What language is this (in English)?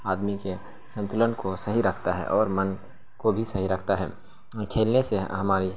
Urdu